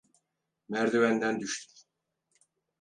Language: Turkish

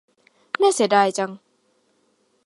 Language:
Thai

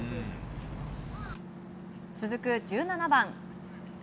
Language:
Japanese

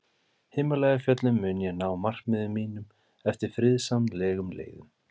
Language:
Icelandic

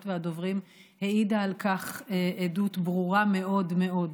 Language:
Hebrew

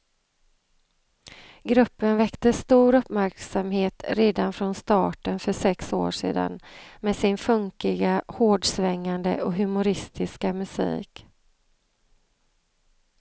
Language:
Swedish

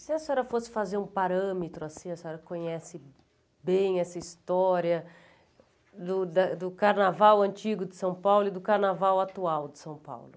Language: Portuguese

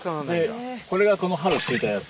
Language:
Japanese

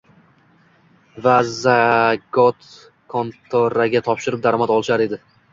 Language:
Uzbek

